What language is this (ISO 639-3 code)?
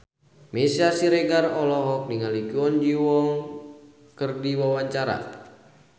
sun